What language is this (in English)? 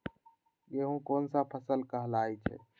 Magahi